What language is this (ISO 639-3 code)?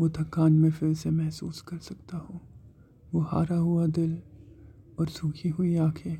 urd